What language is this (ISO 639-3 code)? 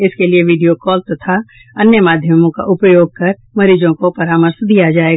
hin